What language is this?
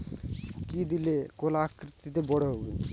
Bangla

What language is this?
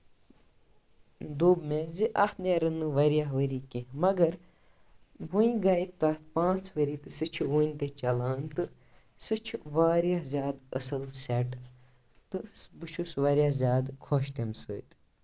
Kashmiri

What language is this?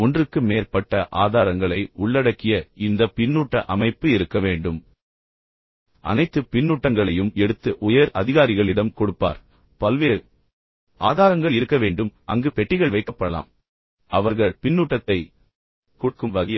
Tamil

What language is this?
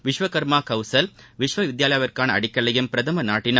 Tamil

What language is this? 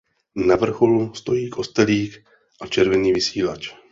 Czech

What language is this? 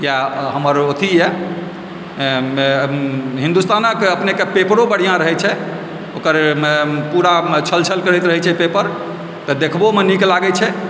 Maithili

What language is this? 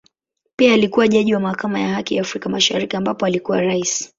Swahili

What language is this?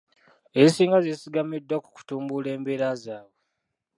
Ganda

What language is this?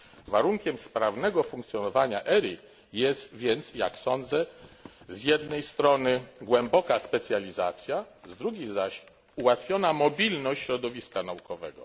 Polish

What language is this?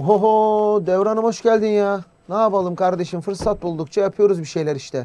Turkish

